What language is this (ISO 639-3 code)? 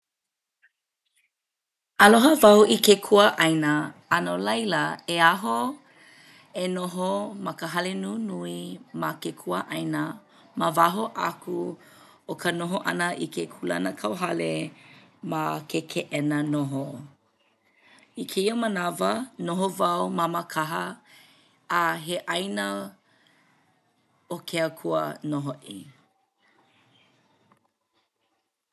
haw